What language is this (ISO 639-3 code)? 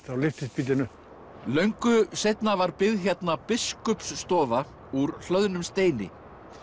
isl